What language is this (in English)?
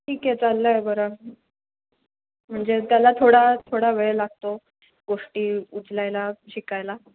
Marathi